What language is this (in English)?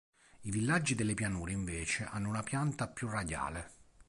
Italian